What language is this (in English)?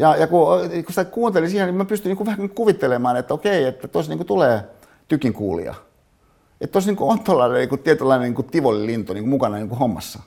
Finnish